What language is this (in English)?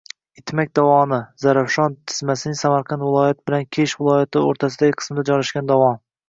Uzbek